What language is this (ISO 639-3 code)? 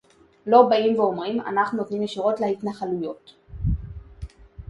heb